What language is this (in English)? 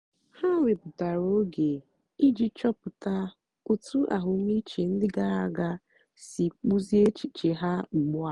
Igbo